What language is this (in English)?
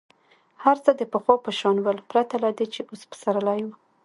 Pashto